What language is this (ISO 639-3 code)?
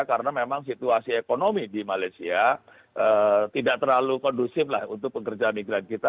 ind